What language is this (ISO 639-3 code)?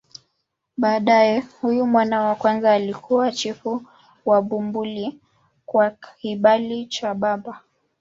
swa